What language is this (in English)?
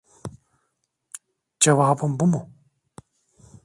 Turkish